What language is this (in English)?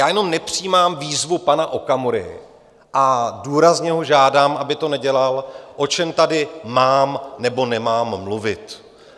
Czech